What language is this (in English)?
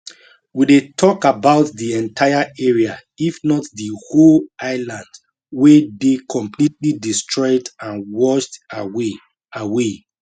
Nigerian Pidgin